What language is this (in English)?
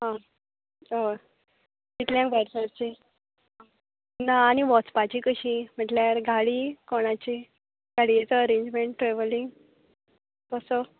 Konkani